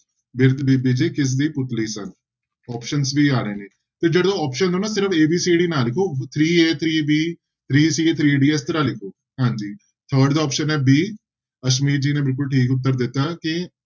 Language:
Punjabi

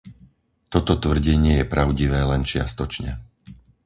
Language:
Slovak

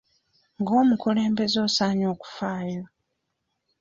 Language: Ganda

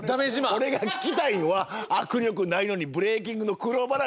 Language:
Japanese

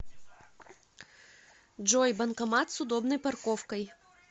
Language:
Russian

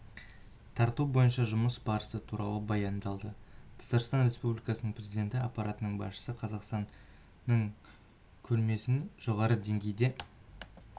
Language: Kazakh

